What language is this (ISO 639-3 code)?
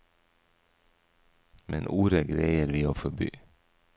nor